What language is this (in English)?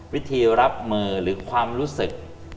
Thai